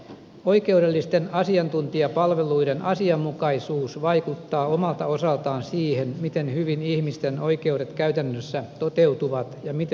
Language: Finnish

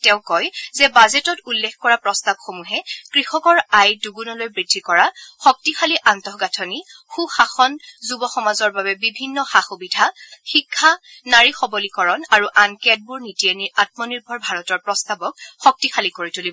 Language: Assamese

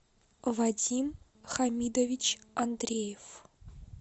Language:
Russian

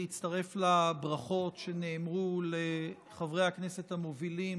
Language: Hebrew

